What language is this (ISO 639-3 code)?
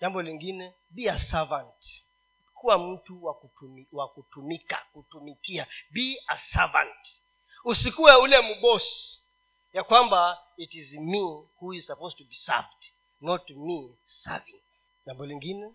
swa